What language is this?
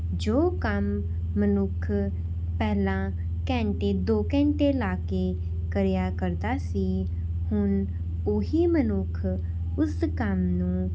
Punjabi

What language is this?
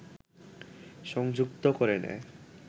Bangla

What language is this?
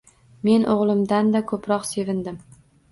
Uzbek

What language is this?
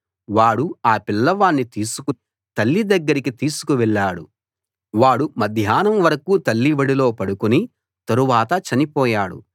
Telugu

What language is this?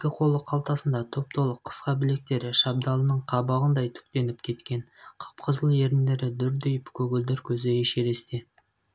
Kazakh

